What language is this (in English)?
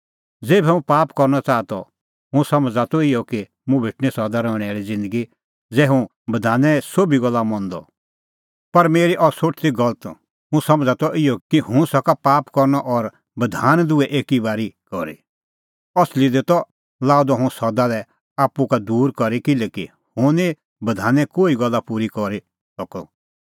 Kullu Pahari